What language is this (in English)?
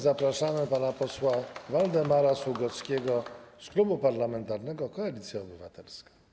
Polish